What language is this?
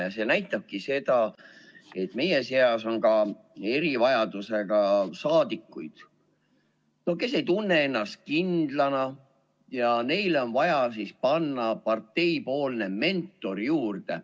Estonian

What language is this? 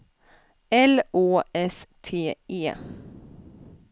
Swedish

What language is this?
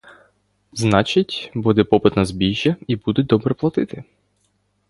Ukrainian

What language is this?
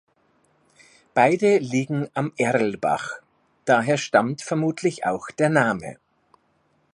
German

